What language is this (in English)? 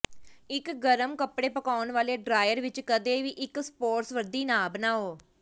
Punjabi